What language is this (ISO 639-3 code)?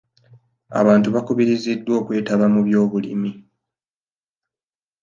lug